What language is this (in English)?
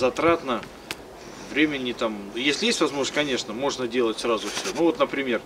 Russian